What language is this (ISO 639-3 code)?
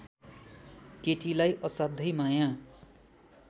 nep